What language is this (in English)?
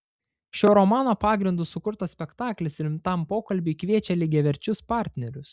Lithuanian